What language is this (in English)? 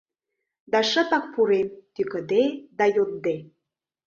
Mari